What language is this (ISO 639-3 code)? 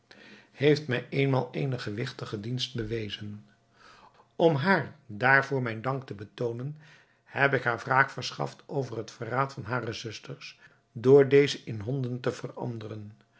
nld